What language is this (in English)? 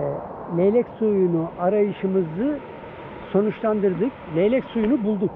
Turkish